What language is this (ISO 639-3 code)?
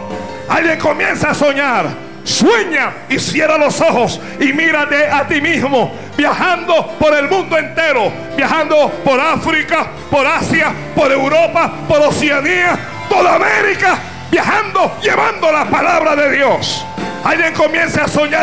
spa